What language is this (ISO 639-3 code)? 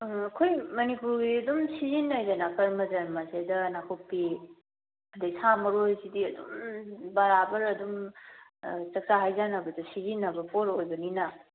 mni